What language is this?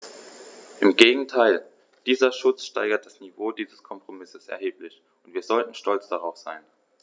German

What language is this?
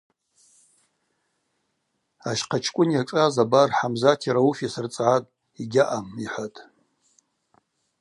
Abaza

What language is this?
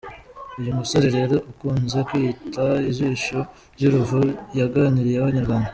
Kinyarwanda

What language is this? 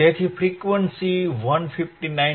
Gujarati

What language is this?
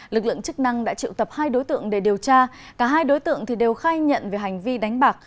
Vietnamese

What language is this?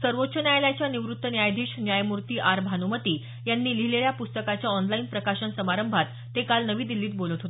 Marathi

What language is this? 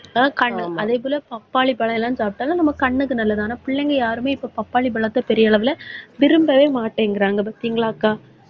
Tamil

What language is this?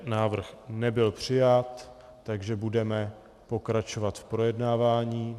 Czech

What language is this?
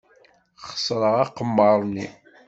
Kabyle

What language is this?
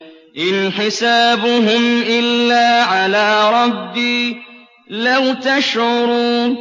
Arabic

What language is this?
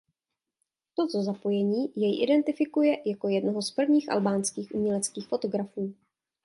Czech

